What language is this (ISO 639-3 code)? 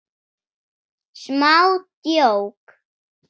isl